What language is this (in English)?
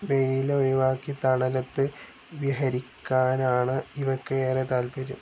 Malayalam